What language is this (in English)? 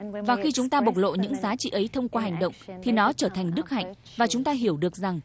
Vietnamese